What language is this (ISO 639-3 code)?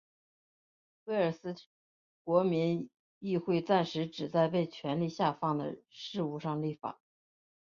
zho